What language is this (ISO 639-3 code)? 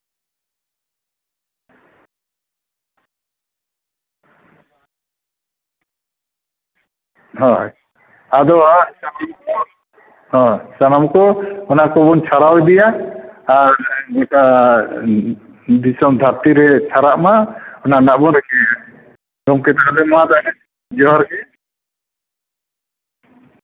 sat